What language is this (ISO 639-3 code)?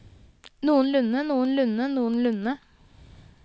nor